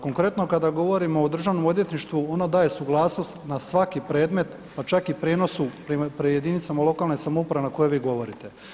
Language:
Croatian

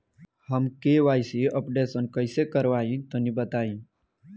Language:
Bhojpuri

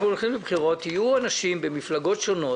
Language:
Hebrew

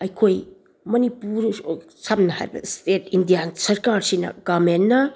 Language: Manipuri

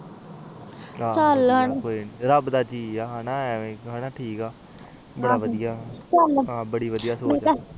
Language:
Punjabi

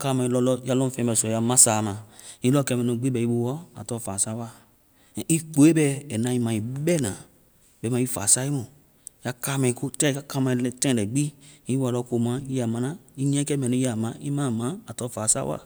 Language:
Vai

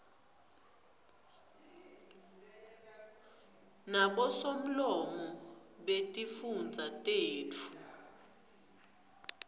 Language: Swati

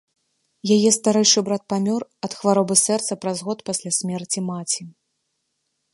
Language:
Belarusian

